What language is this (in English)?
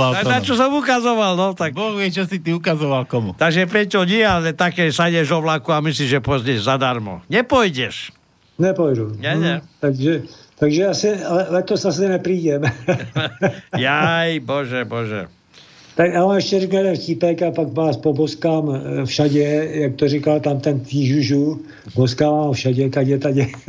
Slovak